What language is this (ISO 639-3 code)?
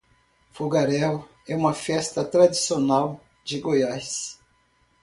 por